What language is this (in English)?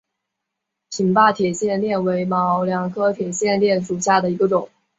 Chinese